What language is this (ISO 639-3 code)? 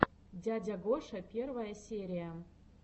rus